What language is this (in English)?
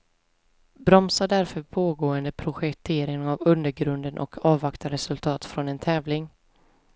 Swedish